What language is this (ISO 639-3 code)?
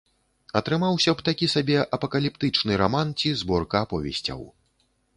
bel